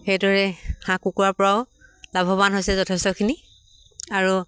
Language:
Assamese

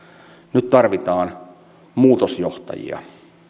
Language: Finnish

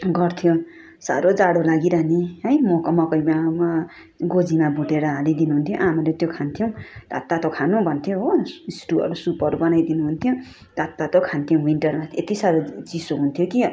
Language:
Nepali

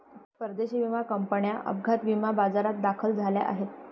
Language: Marathi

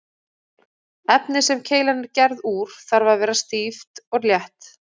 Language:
Icelandic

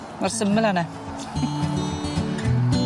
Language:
Welsh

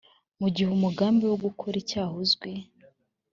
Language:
Kinyarwanda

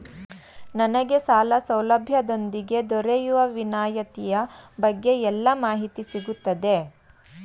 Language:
Kannada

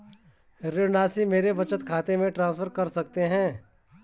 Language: Hindi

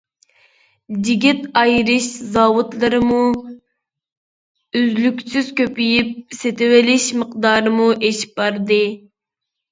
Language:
Uyghur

